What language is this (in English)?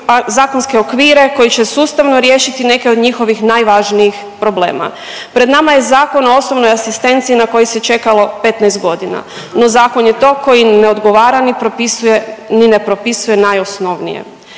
Croatian